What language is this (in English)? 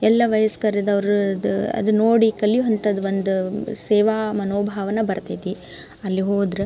Kannada